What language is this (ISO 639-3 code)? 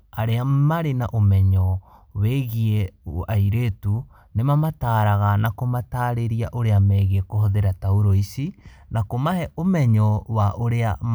kik